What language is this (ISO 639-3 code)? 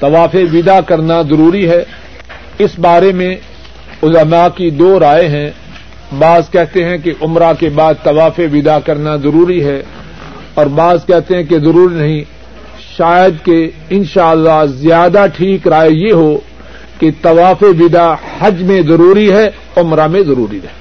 urd